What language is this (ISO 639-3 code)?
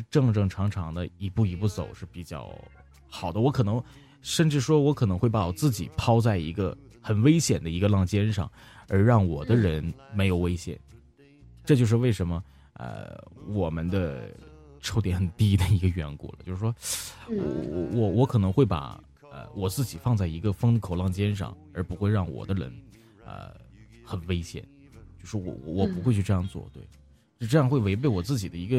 zho